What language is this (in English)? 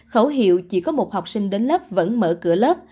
Vietnamese